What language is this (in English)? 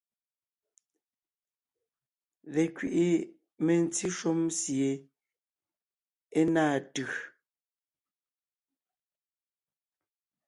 Ngiemboon